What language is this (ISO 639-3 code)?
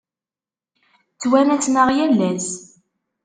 kab